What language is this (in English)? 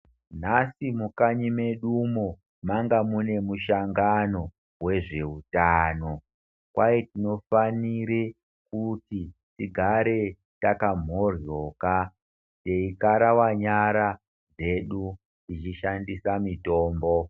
Ndau